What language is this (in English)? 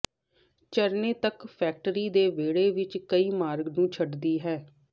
Punjabi